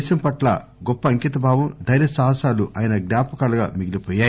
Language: Telugu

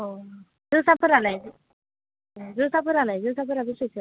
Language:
Bodo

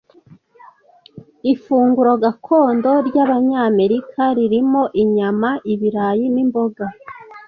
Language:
Kinyarwanda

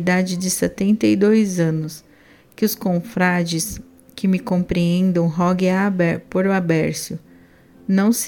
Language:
Portuguese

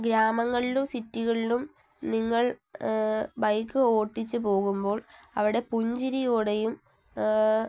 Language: Malayalam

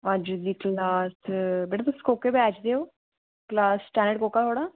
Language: Dogri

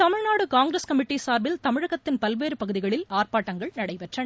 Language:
Tamil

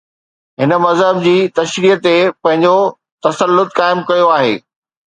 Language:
Sindhi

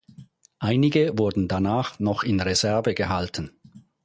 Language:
German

